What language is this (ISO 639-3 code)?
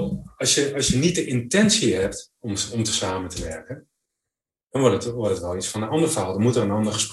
nld